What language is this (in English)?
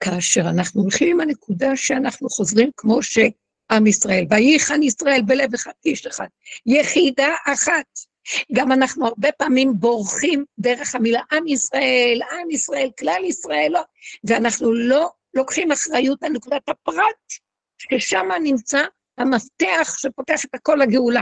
Hebrew